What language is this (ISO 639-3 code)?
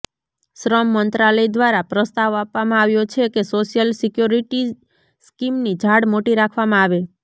guj